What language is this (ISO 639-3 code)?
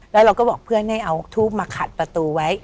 tha